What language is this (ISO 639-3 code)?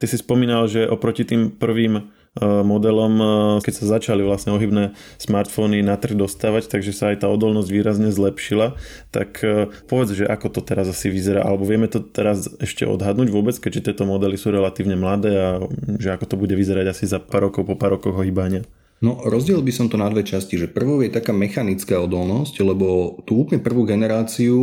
slk